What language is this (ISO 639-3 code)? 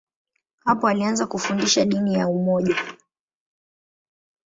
swa